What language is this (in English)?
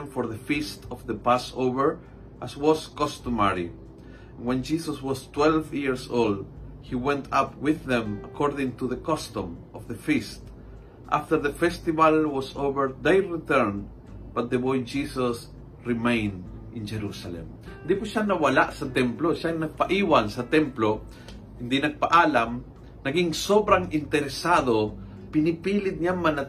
Filipino